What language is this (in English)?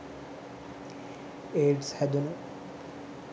Sinhala